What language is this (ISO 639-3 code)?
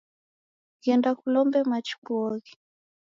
dav